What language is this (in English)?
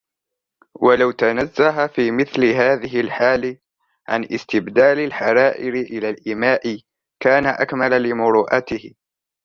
Arabic